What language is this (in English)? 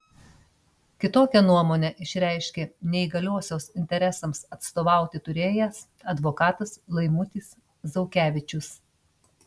Lithuanian